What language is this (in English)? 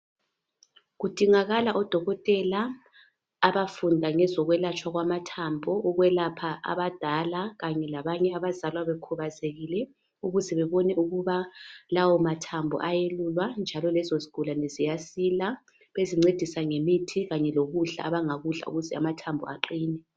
North Ndebele